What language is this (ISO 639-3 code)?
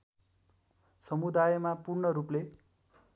nep